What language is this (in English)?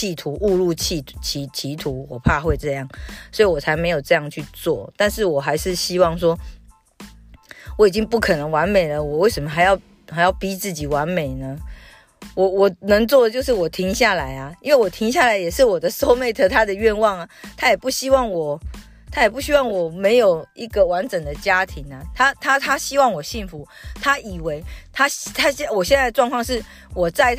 Chinese